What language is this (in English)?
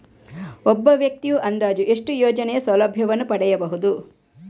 Kannada